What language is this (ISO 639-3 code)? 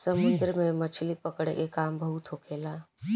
bho